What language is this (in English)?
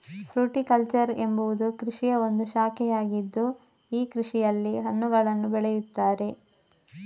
Kannada